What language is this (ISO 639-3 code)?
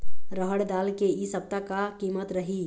hne